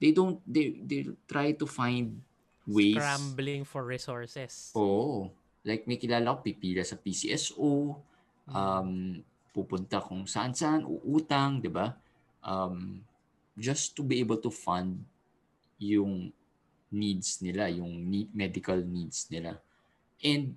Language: Filipino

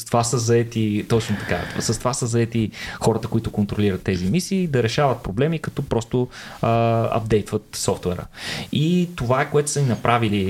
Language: Bulgarian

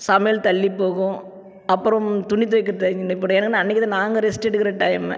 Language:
Tamil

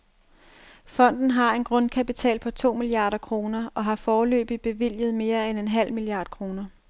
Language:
Danish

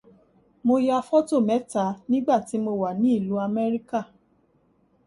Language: Yoruba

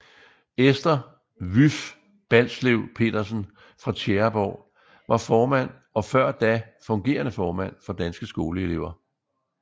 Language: Danish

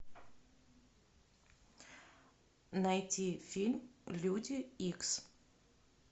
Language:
Russian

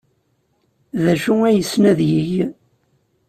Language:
Kabyle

